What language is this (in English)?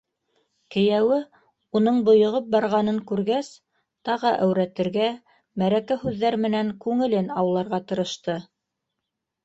Bashkir